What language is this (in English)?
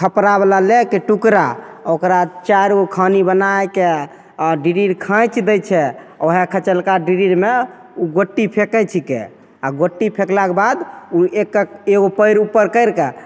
Maithili